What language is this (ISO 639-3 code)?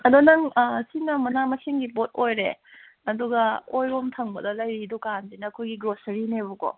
mni